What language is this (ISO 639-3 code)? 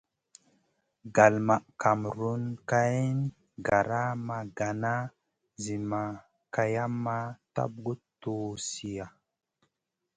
mcn